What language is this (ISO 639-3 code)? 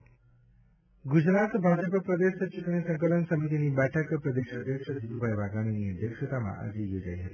guj